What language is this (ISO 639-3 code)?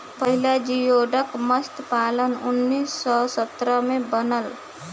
bho